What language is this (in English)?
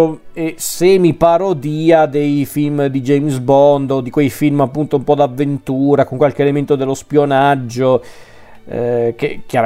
Italian